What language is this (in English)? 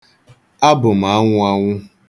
Igbo